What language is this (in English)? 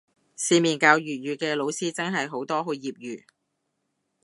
Cantonese